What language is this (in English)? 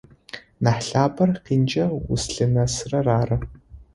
Adyghe